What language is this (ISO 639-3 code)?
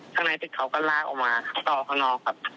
tha